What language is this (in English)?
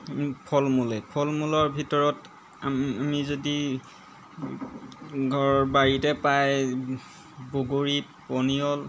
Assamese